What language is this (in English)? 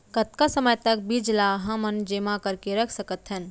Chhattisgarhi